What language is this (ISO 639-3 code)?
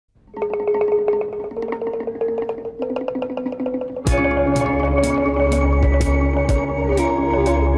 tha